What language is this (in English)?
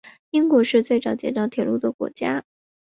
Chinese